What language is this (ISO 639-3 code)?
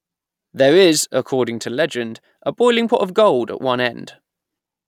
eng